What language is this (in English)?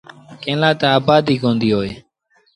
Sindhi Bhil